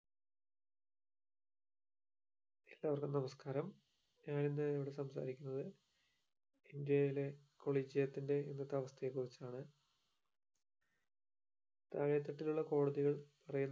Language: Malayalam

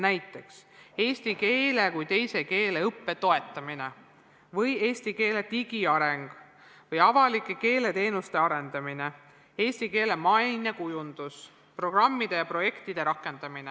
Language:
Estonian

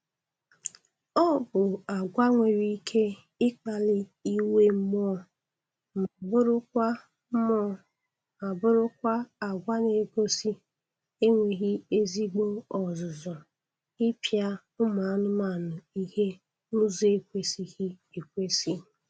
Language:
Igbo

